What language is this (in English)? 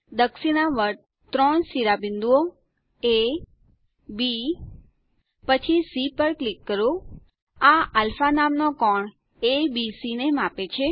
Gujarati